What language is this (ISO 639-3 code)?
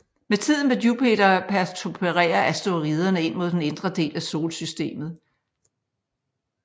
dan